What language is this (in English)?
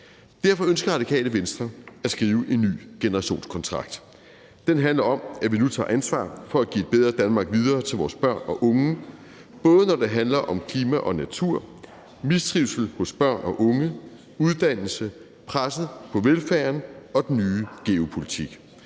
Danish